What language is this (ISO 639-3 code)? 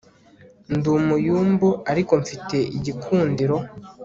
kin